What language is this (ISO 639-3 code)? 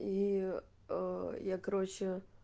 rus